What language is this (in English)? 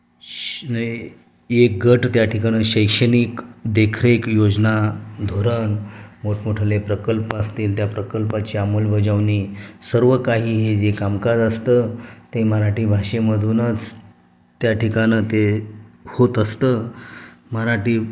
Marathi